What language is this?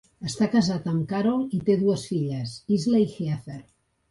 Catalan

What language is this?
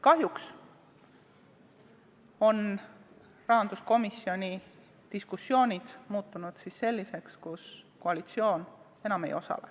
Estonian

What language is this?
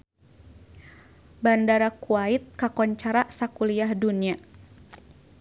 Sundanese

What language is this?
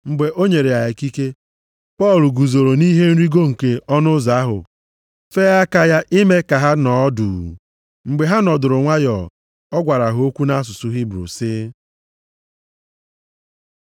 Igbo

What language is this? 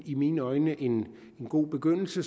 Danish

